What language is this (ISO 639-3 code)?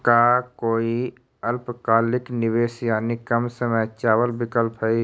mag